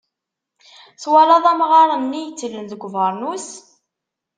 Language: Kabyle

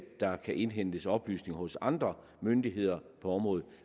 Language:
Danish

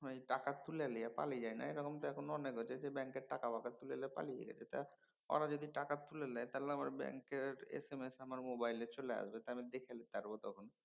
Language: Bangla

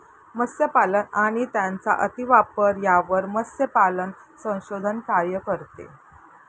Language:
Marathi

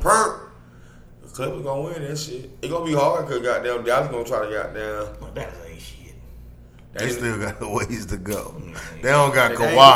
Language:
English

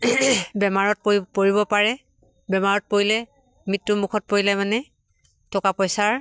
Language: Assamese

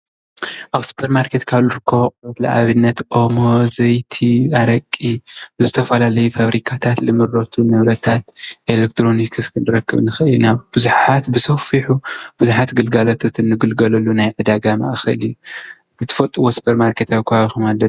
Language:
Tigrinya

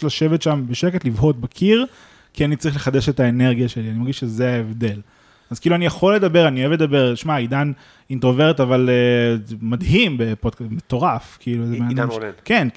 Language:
Hebrew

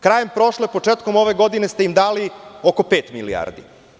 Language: Serbian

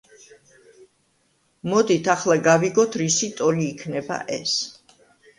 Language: Georgian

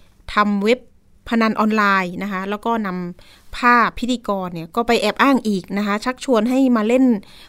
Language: Thai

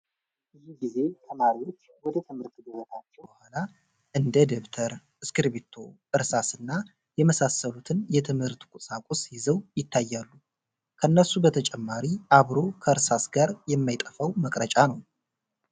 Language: Amharic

